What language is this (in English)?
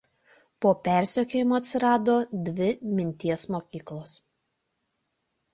Lithuanian